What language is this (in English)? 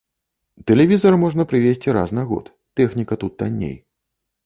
Belarusian